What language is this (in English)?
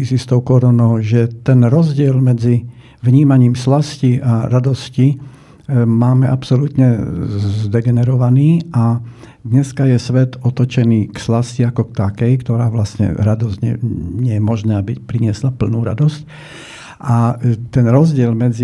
Slovak